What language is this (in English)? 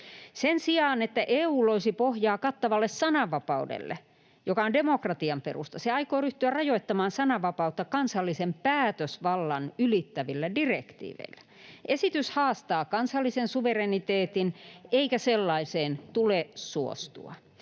Finnish